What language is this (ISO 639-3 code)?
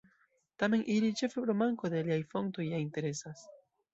epo